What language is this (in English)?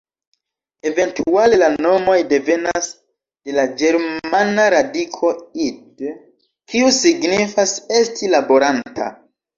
Esperanto